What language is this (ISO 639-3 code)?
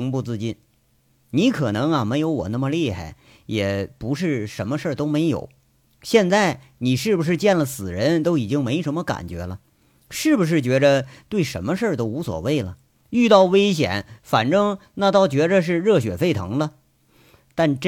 zho